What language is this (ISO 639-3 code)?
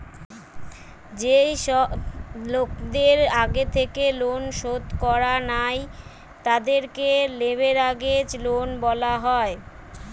ben